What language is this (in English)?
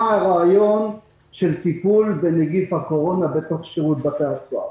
Hebrew